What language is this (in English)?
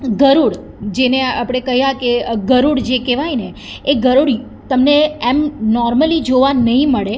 Gujarati